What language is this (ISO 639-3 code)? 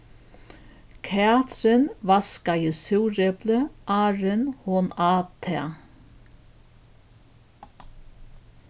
fao